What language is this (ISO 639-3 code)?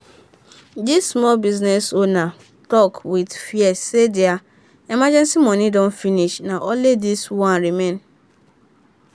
pcm